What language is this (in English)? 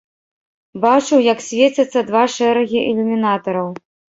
Belarusian